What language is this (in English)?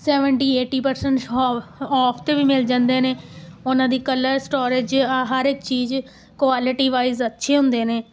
Punjabi